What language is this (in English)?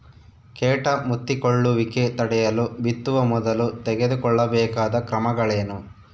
Kannada